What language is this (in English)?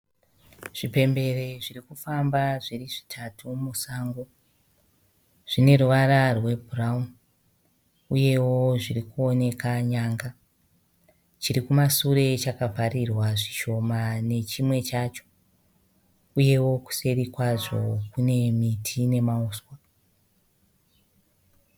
Shona